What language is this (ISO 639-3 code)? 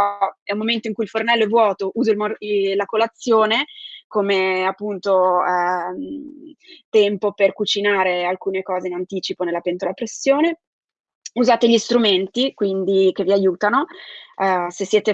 ita